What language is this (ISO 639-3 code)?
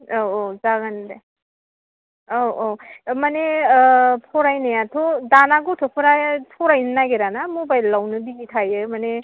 brx